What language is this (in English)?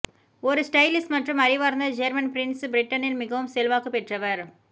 Tamil